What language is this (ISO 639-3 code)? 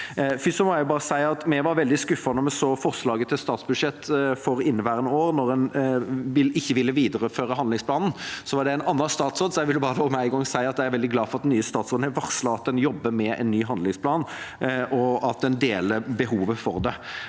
nor